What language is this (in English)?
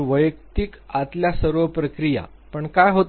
Marathi